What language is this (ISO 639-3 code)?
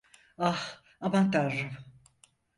tur